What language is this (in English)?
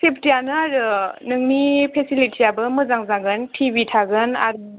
Bodo